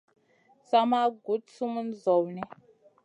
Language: Masana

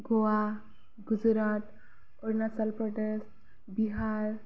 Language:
Bodo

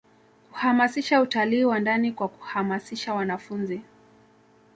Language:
Swahili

